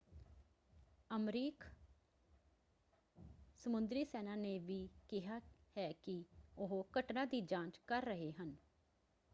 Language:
Punjabi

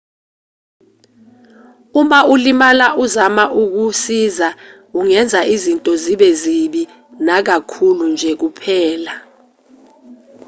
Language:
Zulu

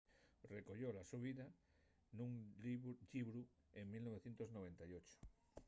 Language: Asturian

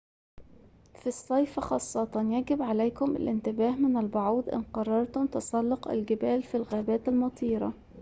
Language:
Arabic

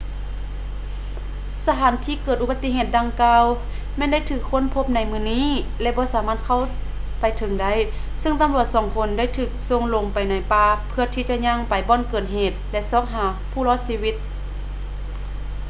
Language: Lao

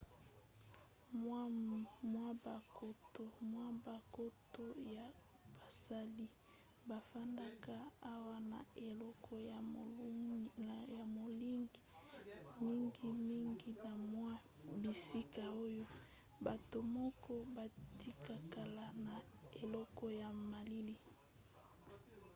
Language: Lingala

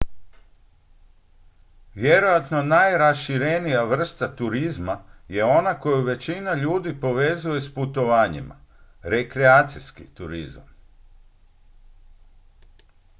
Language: Croatian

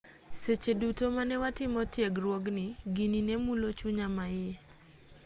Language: Luo (Kenya and Tanzania)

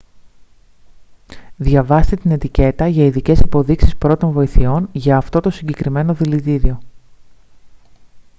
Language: Greek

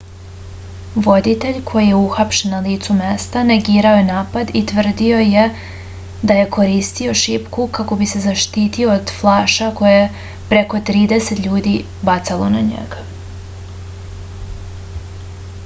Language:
Serbian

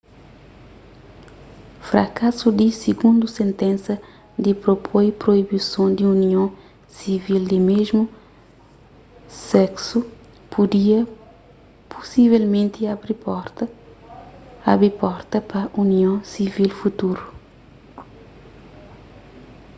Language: Kabuverdianu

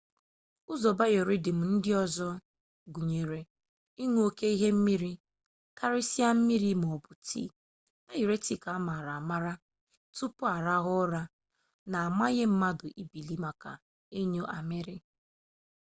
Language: Igbo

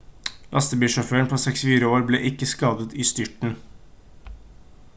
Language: Norwegian Bokmål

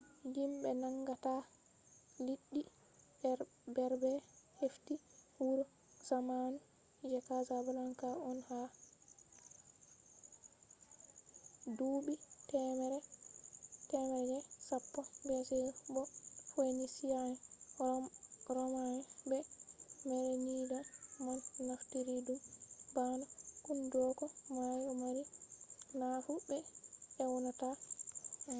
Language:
Fula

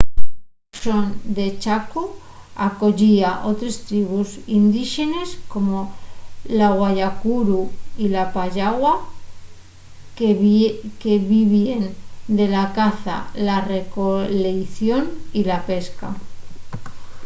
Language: Asturian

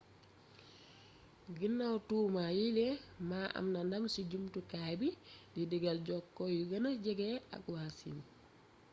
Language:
Wolof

